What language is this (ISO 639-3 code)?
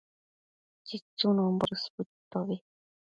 mcf